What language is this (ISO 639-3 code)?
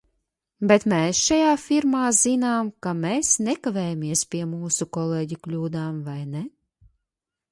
lav